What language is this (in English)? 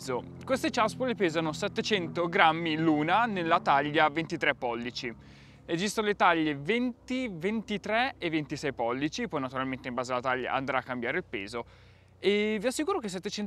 Italian